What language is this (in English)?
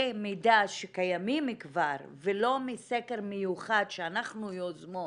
Hebrew